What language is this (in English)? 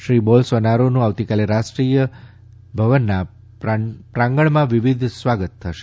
Gujarati